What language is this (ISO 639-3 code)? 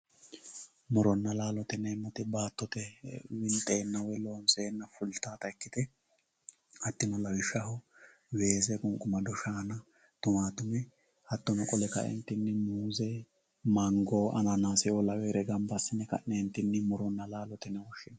sid